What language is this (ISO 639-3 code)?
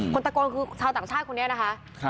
tha